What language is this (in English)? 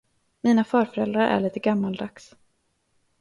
Swedish